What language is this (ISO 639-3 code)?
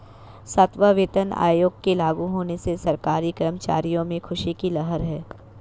hin